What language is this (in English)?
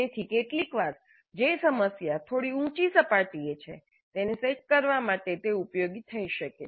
Gujarati